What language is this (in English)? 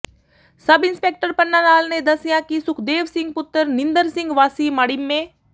Punjabi